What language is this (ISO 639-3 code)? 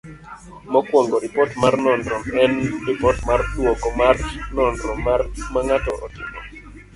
luo